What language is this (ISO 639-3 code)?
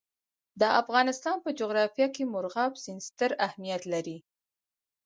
pus